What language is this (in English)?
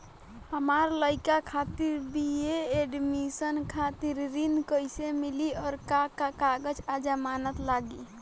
Bhojpuri